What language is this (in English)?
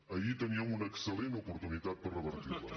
Catalan